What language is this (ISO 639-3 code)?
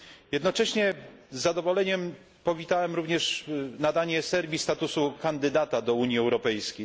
pol